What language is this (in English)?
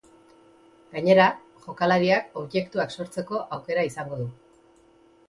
Basque